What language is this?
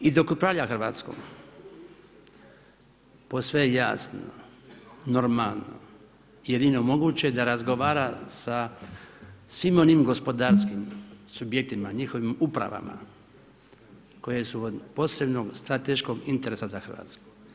Croatian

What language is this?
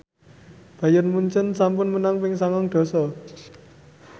Javanese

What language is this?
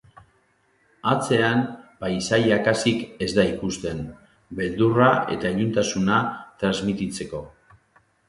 Basque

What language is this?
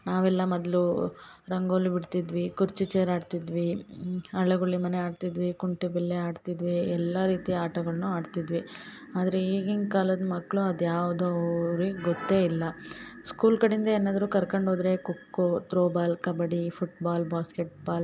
Kannada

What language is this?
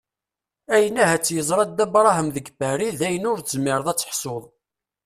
Kabyle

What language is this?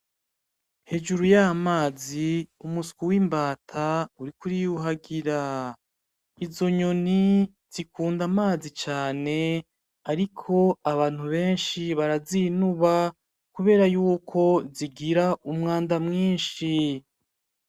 Rundi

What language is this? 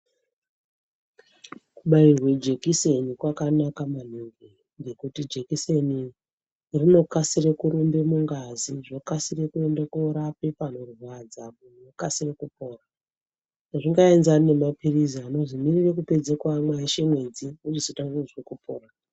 Ndau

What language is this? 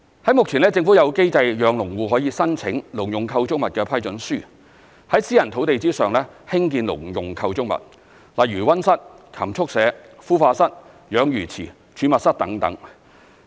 Cantonese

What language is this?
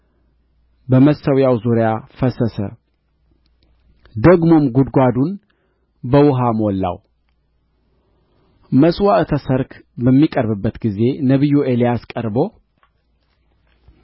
Amharic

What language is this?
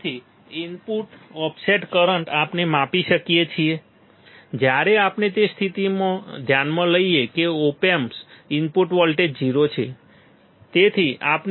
Gujarati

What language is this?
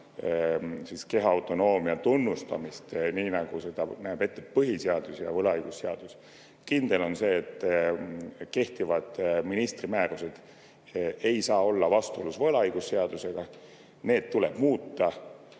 Estonian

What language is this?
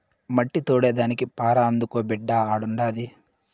Telugu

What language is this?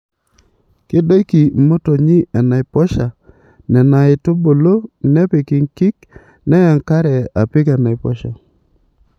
Masai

